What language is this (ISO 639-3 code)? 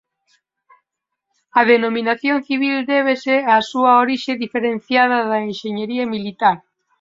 glg